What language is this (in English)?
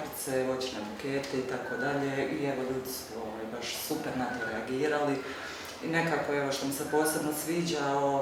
Croatian